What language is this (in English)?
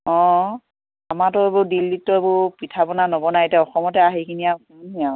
Assamese